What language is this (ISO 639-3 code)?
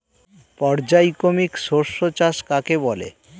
ben